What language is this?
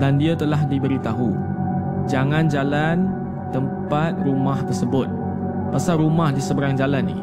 Malay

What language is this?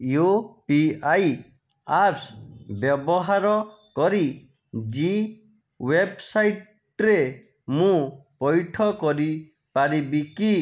Odia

